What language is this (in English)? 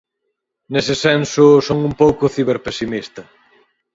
Galician